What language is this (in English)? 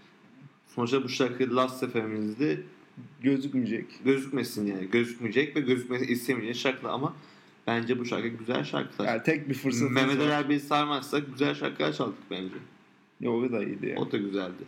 Turkish